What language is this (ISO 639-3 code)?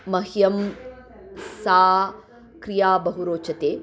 san